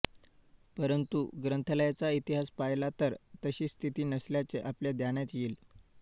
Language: Marathi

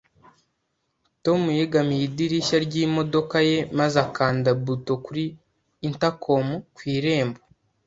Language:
Kinyarwanda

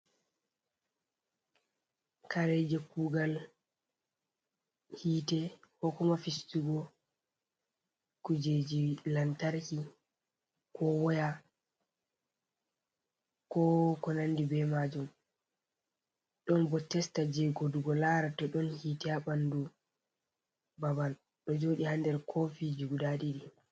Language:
Fula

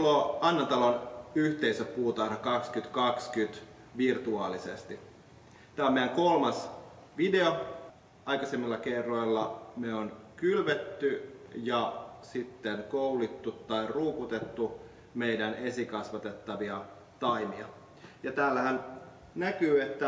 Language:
Finnish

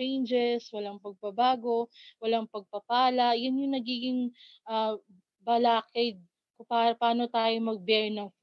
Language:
Filipino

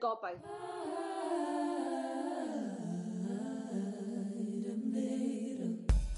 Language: Welsh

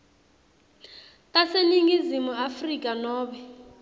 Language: Swati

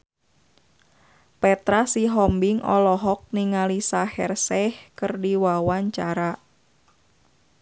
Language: Sundanese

